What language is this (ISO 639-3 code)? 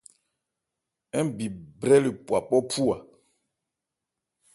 ebr